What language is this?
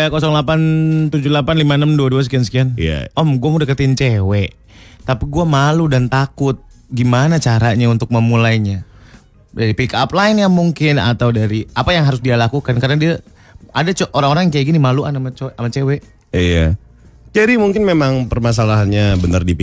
Indonesian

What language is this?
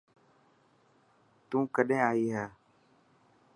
Dhatki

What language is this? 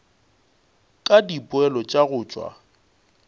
Northern Sotho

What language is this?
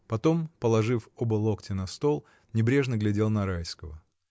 Russian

